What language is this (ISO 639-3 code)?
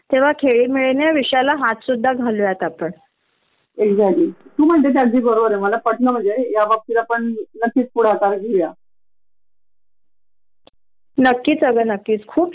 mar